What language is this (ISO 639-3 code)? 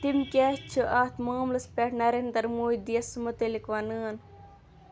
kas